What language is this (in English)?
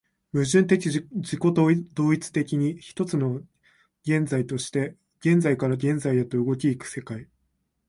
Japanese